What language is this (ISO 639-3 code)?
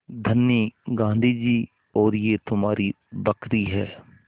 hin